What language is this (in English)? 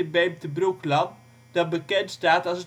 Dutch